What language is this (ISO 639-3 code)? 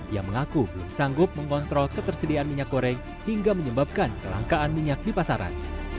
ind